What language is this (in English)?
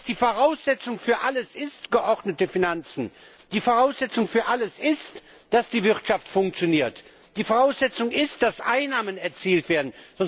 German